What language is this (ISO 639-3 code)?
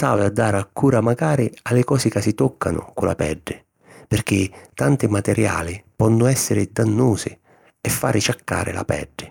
scn